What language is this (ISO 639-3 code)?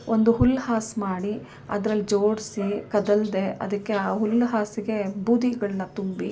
kan